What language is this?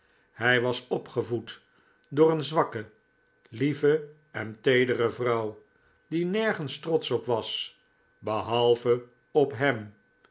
Dutch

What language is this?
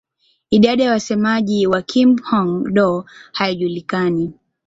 Swahili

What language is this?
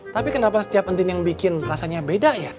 Indonesian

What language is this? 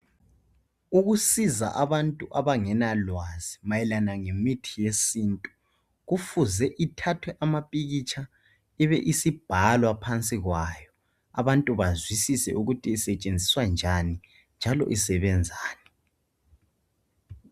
North Ndebele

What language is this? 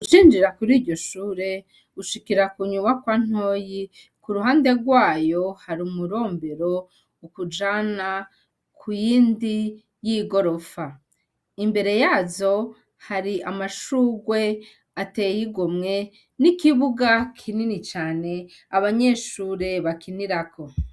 Rundi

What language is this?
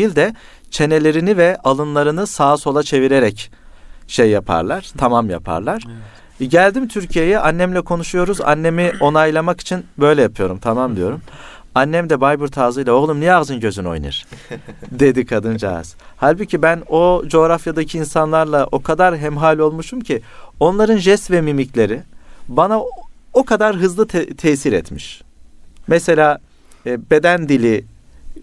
Turkish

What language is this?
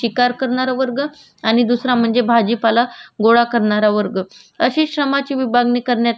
Marathi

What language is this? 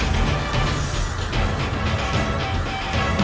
Indonesian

